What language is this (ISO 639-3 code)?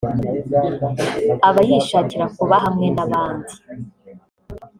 kin